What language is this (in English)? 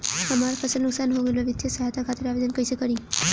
Bhojpuri